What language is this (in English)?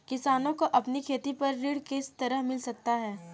Hindi